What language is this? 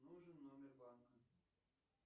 Russian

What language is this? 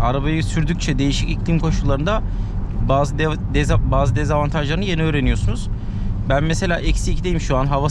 Turkish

